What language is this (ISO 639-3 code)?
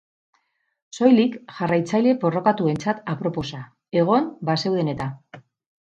eus